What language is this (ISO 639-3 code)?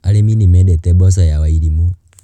kik